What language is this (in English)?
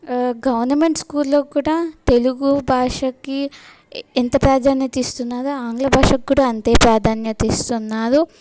Telugu